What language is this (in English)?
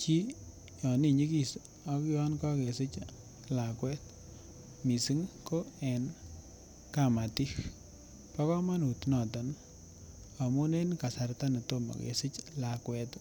Kalenjin